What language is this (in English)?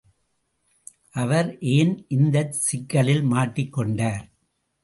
Tamil